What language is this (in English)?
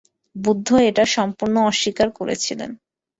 Bangla